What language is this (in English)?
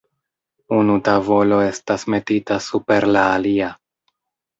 Esperanto